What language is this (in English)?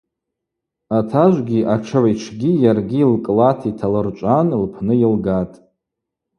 Abaza